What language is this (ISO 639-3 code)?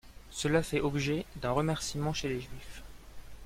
fra